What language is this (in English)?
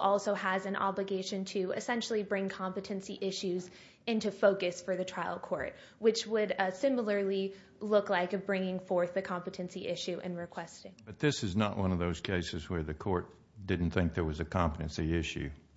English